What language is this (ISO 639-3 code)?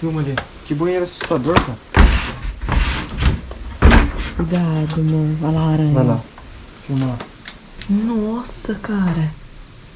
por